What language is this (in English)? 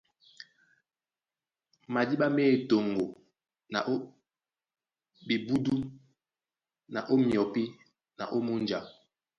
Duala